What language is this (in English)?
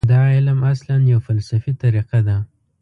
Pashto